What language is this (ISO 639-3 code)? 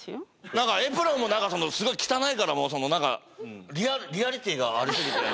jpn